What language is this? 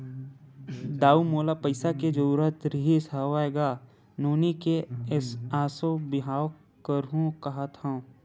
Chhattisgarhi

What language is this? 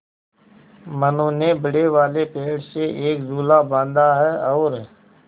Hindi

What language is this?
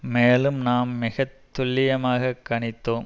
Tamil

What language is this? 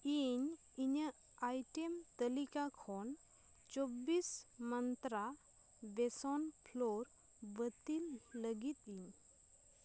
Santali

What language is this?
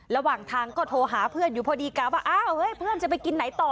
Thai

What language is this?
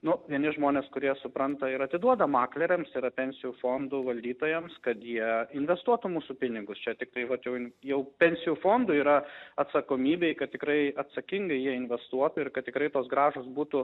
Lithuanian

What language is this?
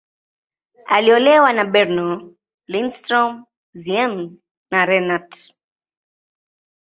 Swahili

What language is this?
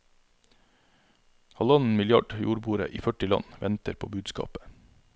Norwegian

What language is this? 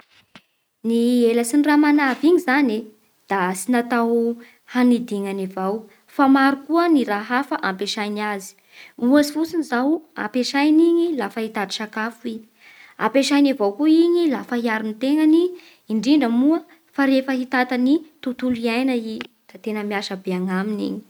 Bara Malagasy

